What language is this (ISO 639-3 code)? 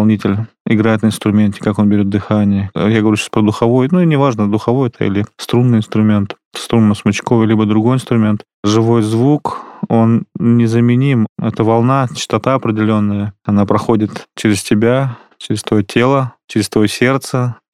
rus